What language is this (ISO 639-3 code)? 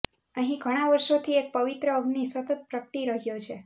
guj